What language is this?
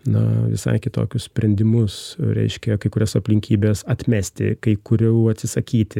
Lithuanian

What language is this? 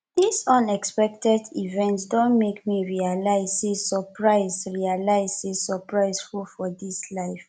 Nigerian Pidgin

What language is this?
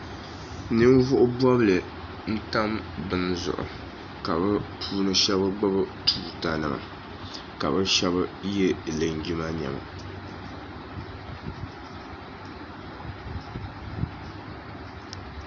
Dagbani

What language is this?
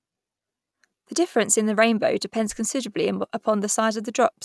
English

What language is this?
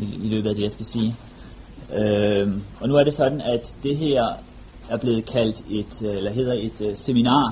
Danish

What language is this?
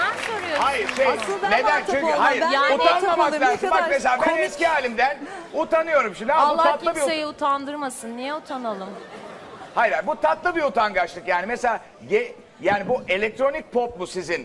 Turkish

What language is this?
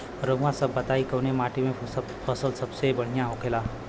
Bhojpuri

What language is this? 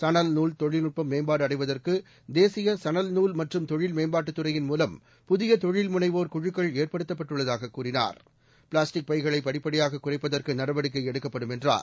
Tamil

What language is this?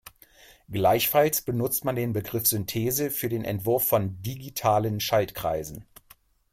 German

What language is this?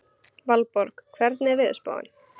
Icelandic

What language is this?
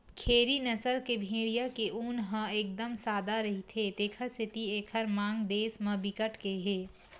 Chhattisgarhi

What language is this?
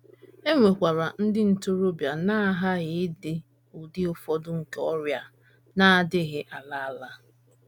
Igbo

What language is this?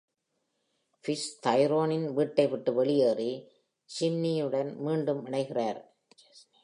Tamil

